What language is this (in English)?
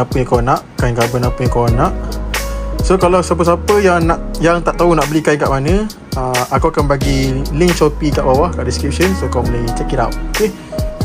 Malay